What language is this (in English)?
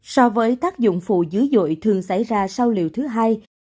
Vietnamese